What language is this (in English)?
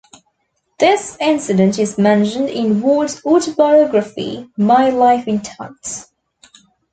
English